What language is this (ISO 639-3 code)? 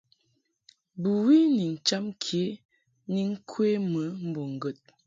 mhk